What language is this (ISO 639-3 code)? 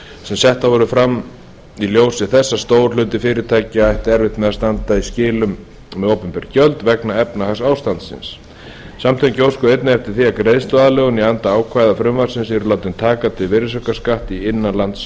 isl